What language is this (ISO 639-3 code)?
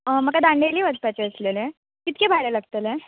kok